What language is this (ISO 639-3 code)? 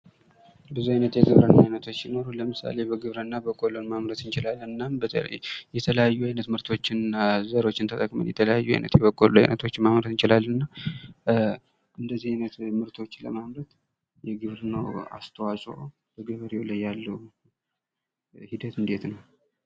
amh